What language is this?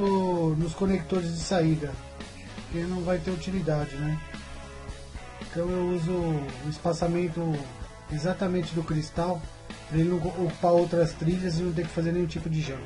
Portuguese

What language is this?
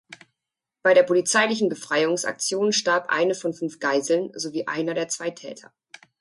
German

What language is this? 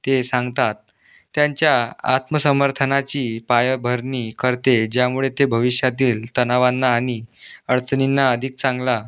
Marathi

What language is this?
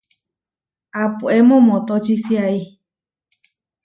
Huarijio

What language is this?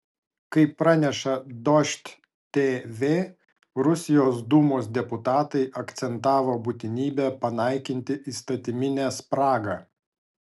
Lithuanian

